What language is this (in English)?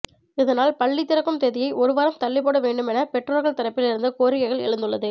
Tamil